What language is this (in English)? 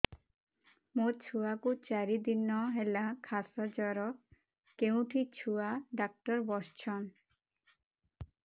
Odia